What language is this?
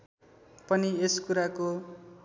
Nepali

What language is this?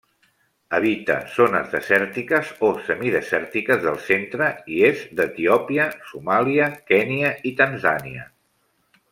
Catalan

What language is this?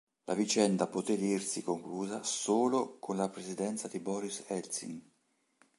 Italian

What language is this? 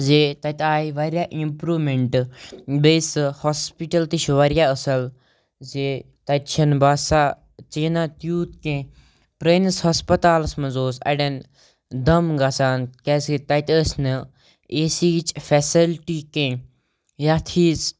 Kashmiri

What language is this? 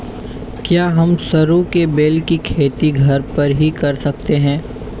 Hindi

